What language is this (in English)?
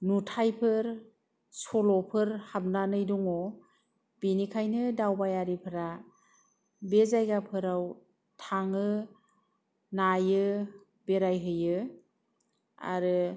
Bodo